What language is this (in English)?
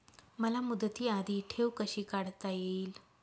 Marathi